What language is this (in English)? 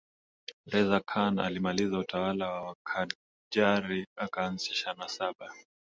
Swahili